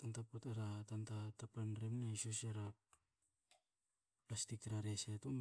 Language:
Hakö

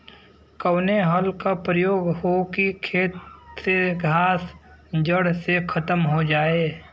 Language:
Bhojpuri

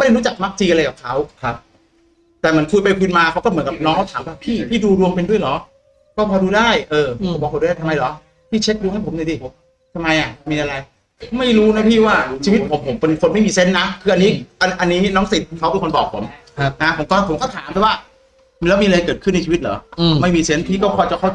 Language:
Thai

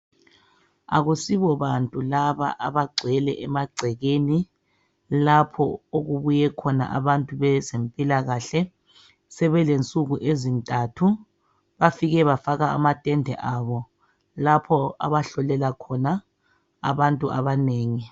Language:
North Ndebele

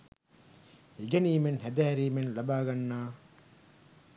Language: Sinhala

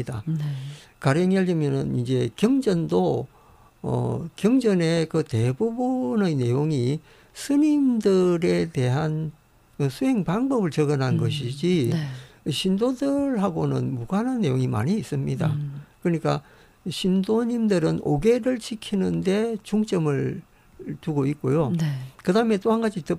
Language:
Korean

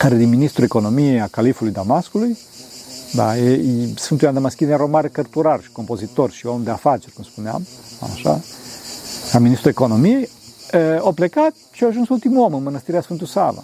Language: Romanian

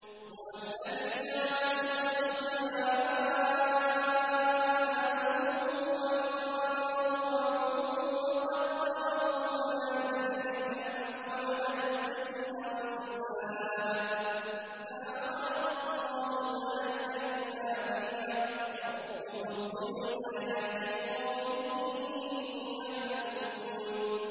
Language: Arabic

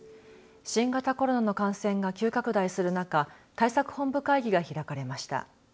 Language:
Japanese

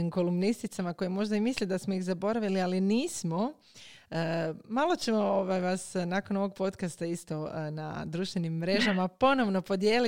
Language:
Croatian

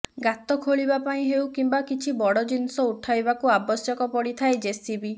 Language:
Odia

